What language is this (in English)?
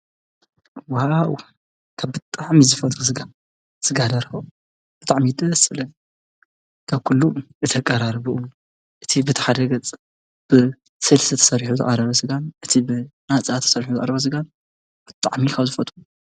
Tigrinya